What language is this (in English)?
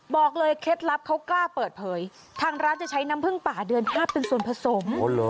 Thai